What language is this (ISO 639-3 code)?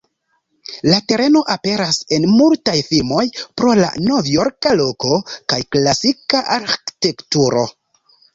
epo